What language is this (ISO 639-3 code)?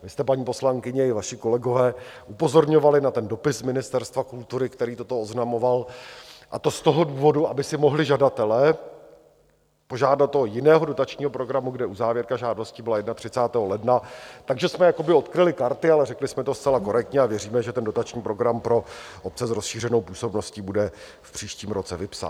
ces